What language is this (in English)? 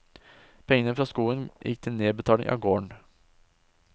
Norwegian